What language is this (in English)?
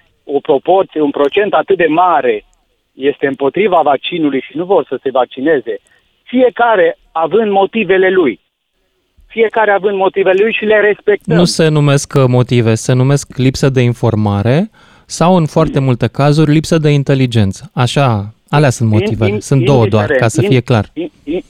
Romanian